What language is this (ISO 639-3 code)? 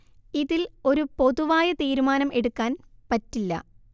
mal